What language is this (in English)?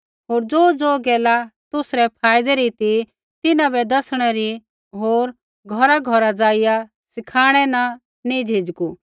Kullu Pahari